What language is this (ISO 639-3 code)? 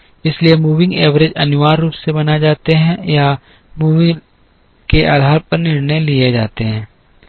hin